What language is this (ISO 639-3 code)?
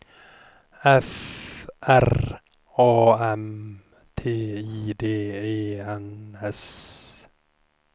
swe